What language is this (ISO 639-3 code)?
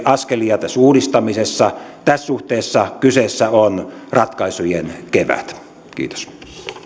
fin